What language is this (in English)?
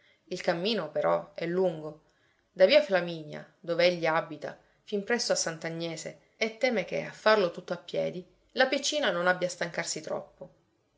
Italian